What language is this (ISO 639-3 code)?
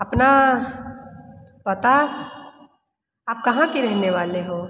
hin